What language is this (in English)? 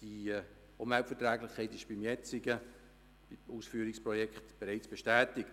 Swiss German